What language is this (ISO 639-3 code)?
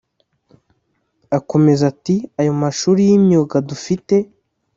kin